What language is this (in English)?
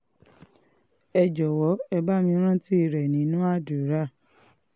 Yoruba